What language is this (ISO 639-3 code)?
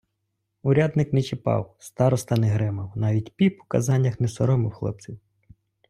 ukr